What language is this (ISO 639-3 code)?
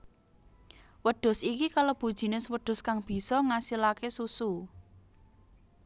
jav